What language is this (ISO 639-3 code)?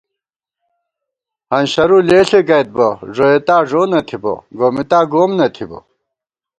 gwt